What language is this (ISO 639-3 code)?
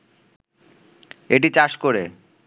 ben